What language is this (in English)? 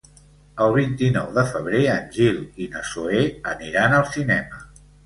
Catalan